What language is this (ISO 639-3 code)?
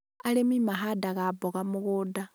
kik